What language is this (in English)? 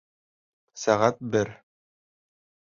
Bashkir